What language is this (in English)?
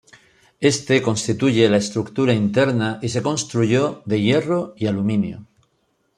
Spanish